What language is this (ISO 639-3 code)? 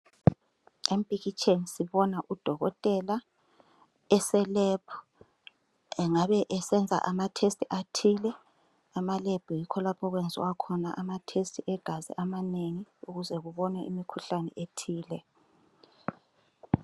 nde